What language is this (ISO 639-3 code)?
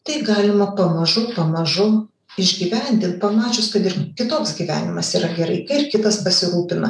lit